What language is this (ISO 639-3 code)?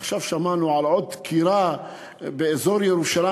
heb